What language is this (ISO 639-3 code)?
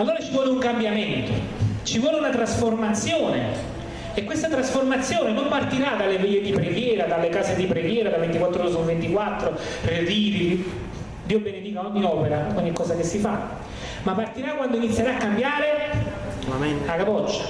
ita